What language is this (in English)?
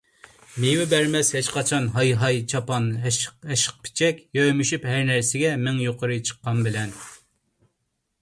Uyghur